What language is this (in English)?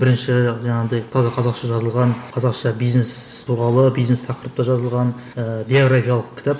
Kazakh